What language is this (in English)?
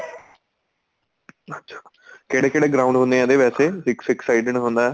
Punjabi